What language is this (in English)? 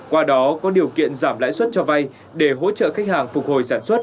Vietnamese